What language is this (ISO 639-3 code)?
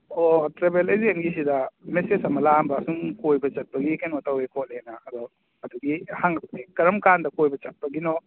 mni